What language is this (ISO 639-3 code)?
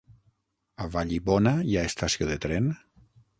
cat